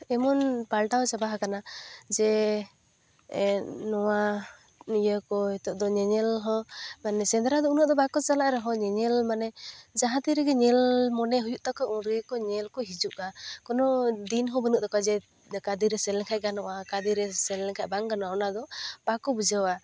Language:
Santali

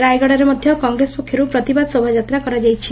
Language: Odia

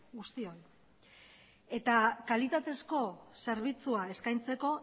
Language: Basque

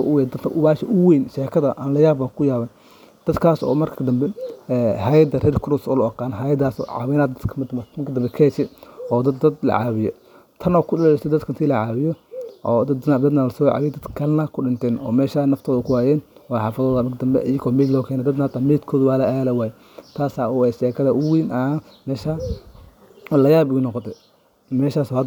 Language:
Somali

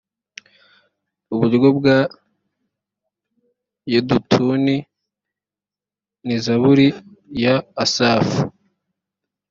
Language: Kinyarwanda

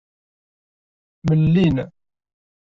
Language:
Kabyle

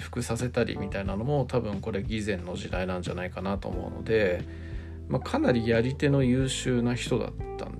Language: Japanese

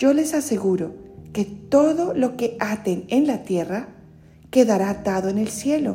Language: Spanish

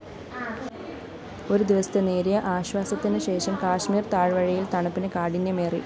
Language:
Malayalam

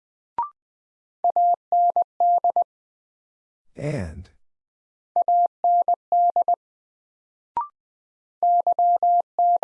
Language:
English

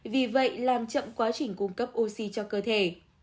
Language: Vietnamese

